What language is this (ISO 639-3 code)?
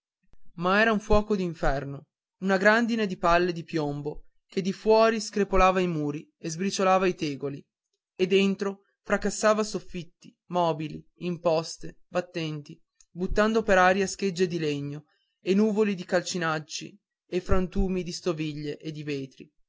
ita